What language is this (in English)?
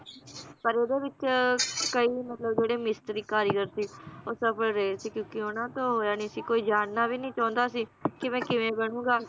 Punjabi